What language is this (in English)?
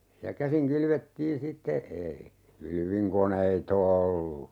Finnish